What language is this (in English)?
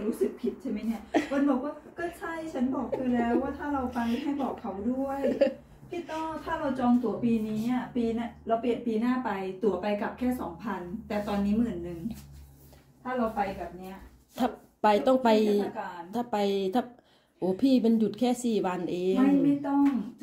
Thai